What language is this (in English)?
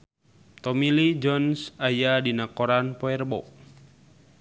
Sundanese